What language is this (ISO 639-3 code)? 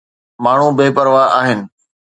snd